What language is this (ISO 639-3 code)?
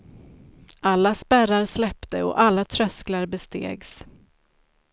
swe